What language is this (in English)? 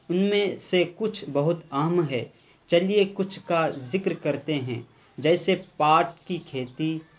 Urdu